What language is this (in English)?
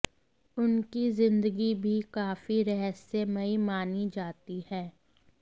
Hindi